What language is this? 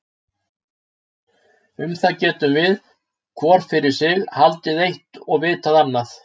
Icelandic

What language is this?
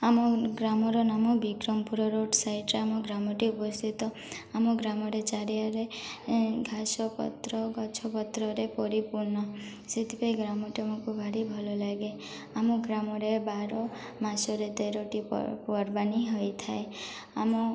Odia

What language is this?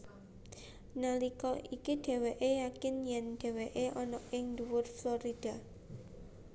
Javanese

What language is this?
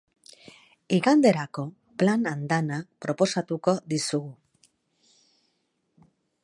Basque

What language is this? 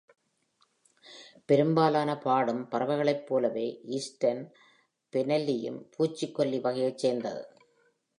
Tamil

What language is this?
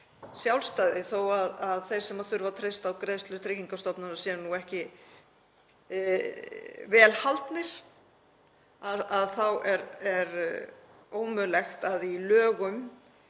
Icelandic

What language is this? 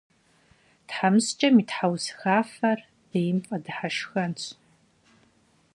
Kabardian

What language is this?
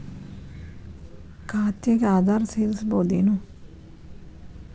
Kannada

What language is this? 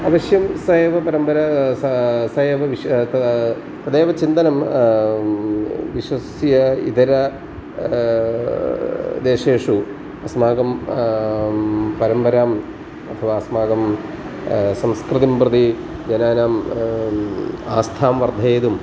Sanskrit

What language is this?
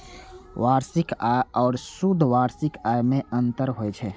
Maithili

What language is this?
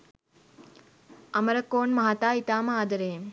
Sinhala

